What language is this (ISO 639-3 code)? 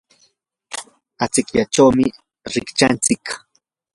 qur